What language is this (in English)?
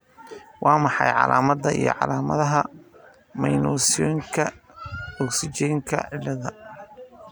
Somali